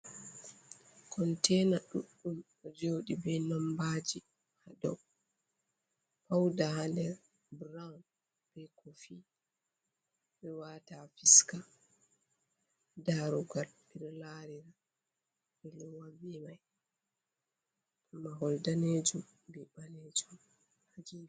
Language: Fula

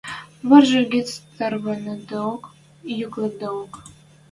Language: Western Mari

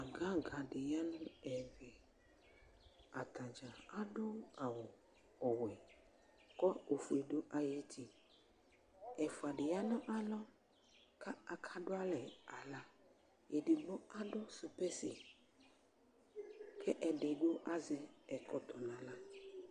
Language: Ikposo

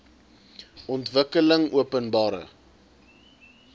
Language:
Afrikaans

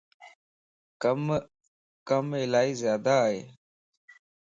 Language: Lasi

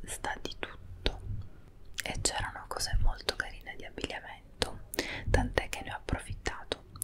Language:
Italian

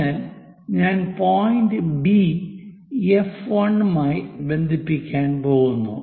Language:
Malayalam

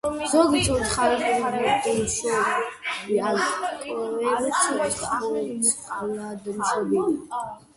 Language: Georgian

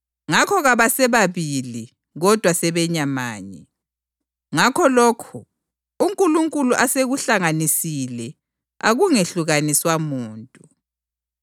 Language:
North Ndebele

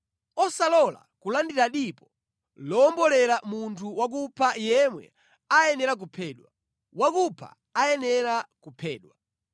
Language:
Nyanja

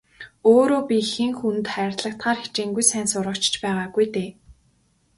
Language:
Mongolian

